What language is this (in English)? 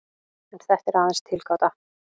Icelandic